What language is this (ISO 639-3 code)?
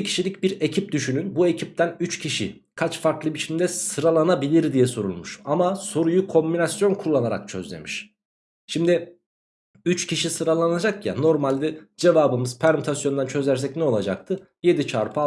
tur